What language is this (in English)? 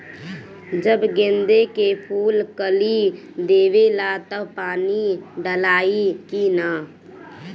Bhojpuri